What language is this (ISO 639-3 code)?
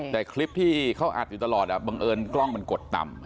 tha